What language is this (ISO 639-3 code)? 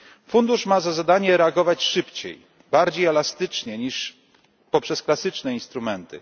pol